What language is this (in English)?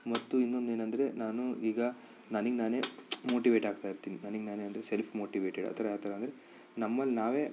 Kannada